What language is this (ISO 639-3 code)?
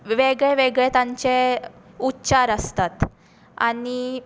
kok